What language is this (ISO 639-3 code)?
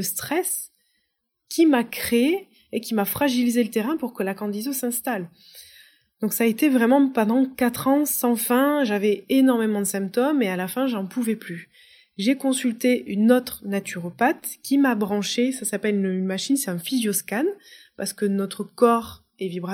fra